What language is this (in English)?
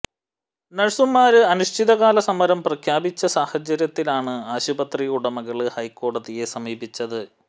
Malayalam